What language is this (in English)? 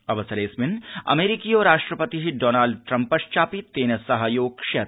Sanskrit